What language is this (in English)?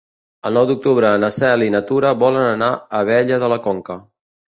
Catalan